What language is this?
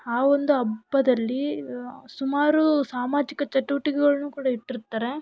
Kannada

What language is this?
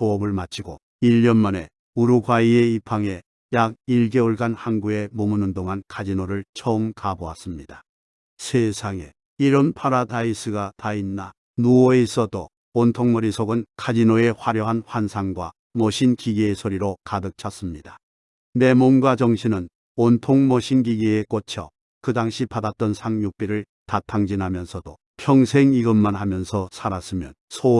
Korean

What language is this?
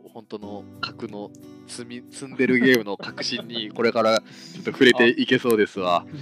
Japanese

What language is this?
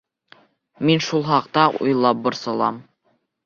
Bashkir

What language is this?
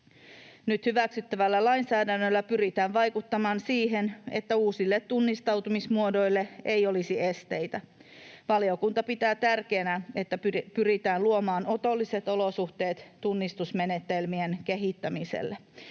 Finnish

